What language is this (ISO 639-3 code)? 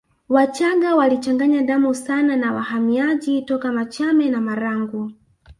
swa